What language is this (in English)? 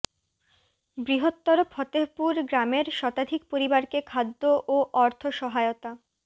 Bangla